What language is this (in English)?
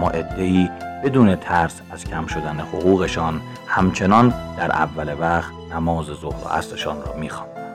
Persian